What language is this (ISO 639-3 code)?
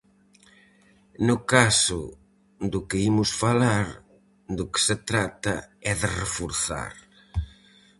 glg